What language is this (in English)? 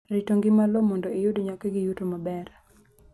Luo (Kenya and Tanzania)